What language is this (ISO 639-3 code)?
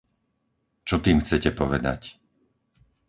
slk